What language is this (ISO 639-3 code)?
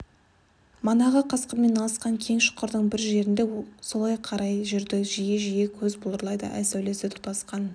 kaz